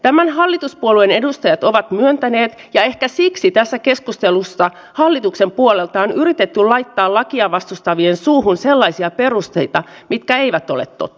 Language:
Finnish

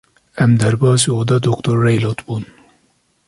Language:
Kurdish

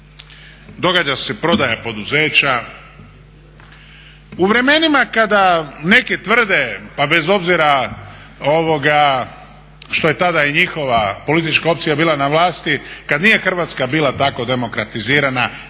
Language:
Croatian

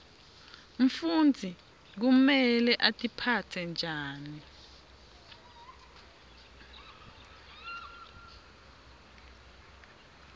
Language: Swati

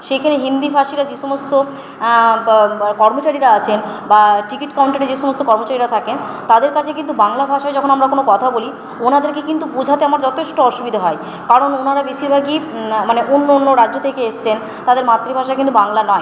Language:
Bangla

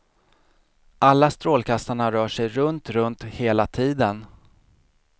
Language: Swedish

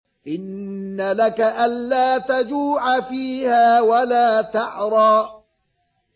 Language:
Arabic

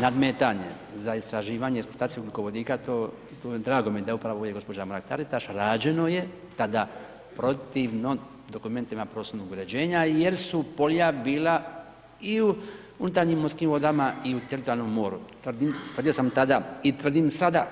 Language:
Croatian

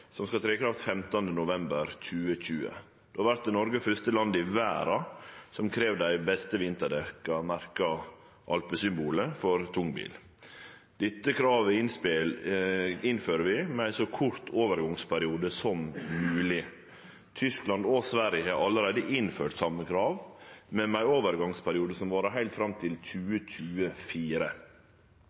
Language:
Norwegian Nynorsk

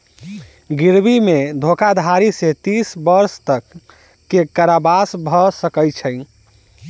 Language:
Maithili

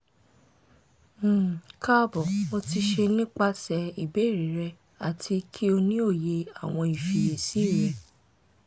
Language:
Yoruba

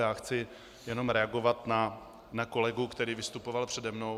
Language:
Czech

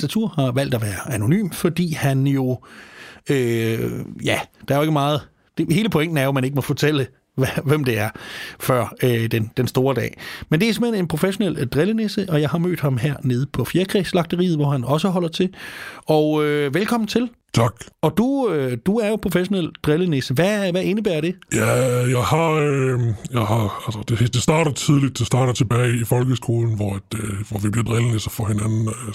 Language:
Danish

